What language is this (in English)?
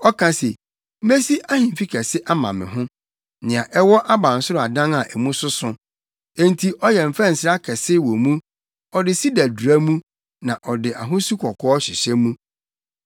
Akan